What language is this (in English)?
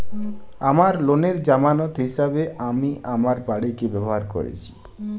Bangla